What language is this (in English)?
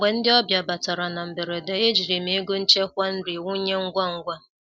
Igbo